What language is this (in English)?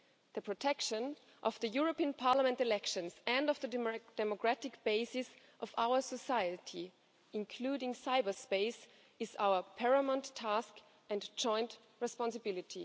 English